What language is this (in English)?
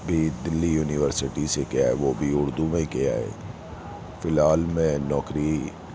Urdu